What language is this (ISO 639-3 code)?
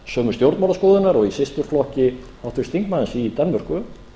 isl